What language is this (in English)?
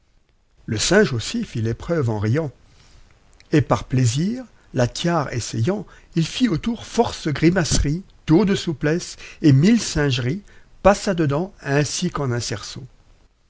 French